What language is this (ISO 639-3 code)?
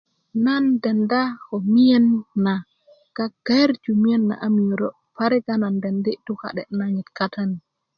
ukv